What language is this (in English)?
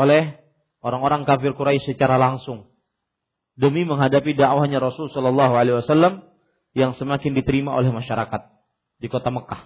Malay